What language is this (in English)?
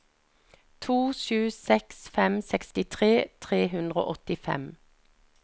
Norwegian